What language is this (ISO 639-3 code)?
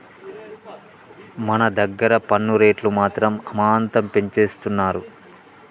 tel